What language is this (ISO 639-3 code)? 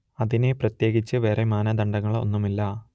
mal